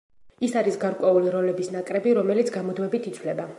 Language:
Georgian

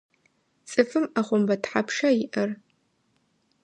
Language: Adyghe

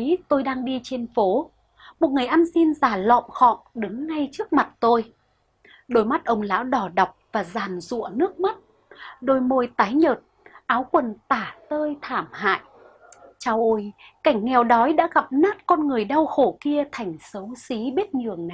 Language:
Vietnamese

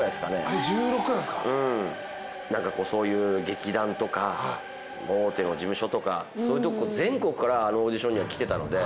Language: Japanese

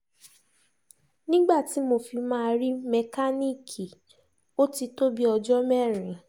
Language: Yoruba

